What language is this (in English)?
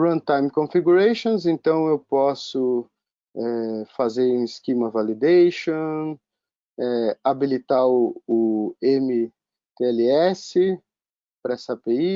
Portuguese